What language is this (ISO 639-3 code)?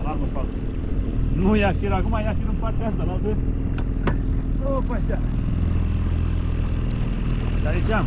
ron